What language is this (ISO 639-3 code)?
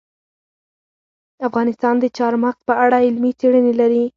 pus